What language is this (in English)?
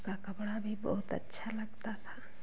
Hindi